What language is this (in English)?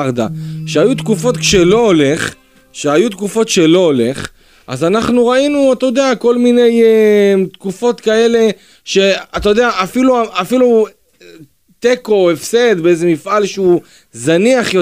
Hebrew